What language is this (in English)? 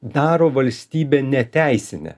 Lithuanian